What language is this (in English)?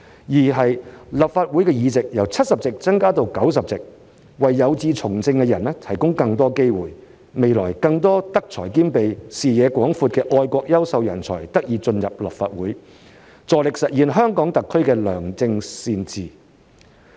Cantonese